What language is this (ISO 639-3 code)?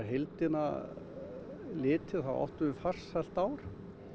isl